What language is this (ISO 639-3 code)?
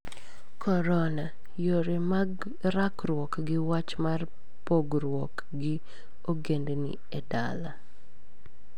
luo